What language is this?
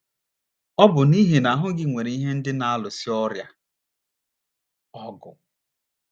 Igbo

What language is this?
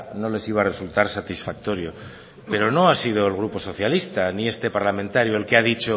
Spanish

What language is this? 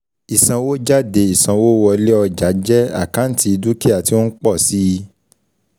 Yoruba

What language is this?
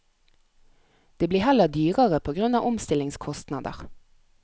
Norwegian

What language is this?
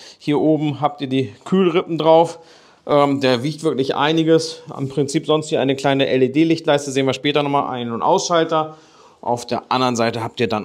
German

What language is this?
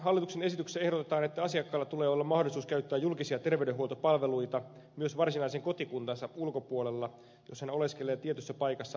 Finnish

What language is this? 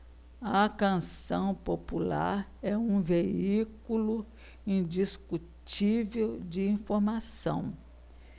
Portuguese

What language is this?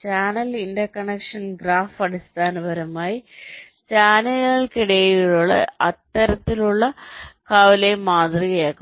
Malayalam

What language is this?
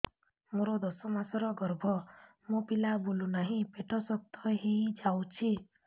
Odia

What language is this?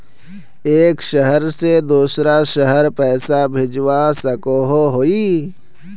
Magahi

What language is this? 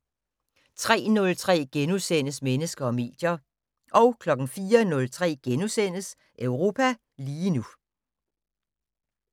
Danish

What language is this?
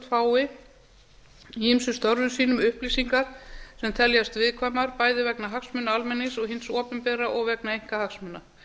Icelandic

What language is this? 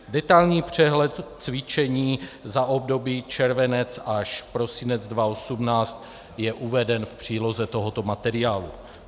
Czech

